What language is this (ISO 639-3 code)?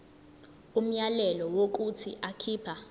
zul